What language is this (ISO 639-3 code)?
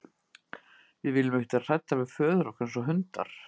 isl